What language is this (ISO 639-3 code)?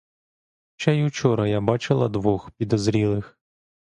ukr